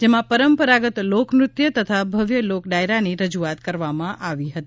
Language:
Gujarati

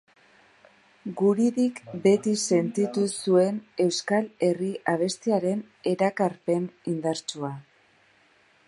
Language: Basque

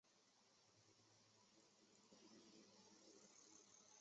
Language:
Chinese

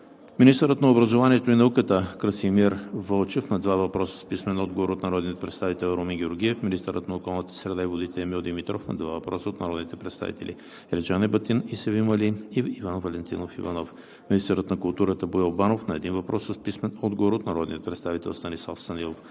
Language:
Bulgarian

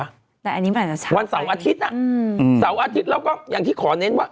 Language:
Thai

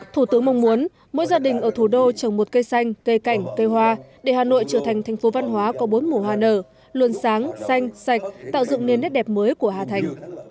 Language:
Vietnamese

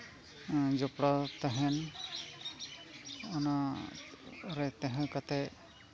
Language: Santali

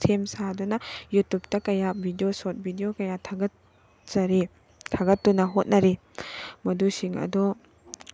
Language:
Manipuri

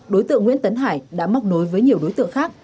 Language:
Vietnamese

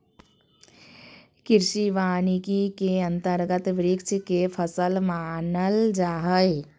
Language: Magahi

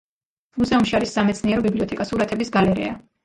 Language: Georgian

